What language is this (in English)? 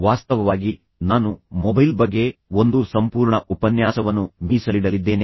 Kannada